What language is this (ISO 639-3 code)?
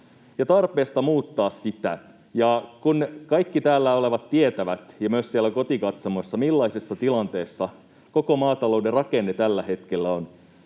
fin